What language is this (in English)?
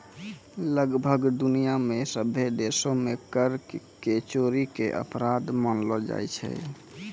Maithili